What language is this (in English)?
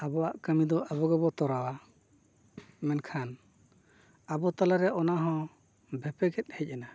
Santali